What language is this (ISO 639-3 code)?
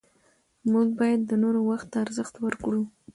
pus